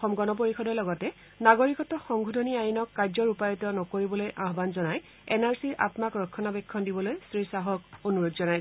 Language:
Assamese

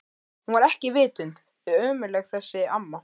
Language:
Icelandic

